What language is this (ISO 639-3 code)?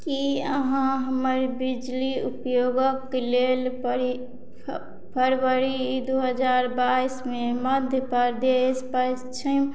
mai